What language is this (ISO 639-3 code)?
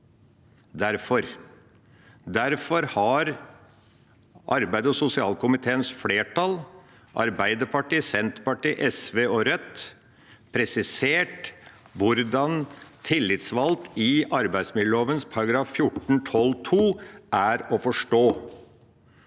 nor